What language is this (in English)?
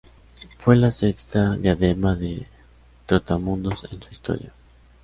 Spanish